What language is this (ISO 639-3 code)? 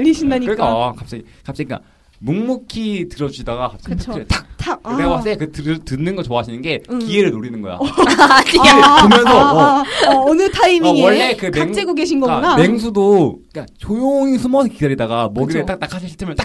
kor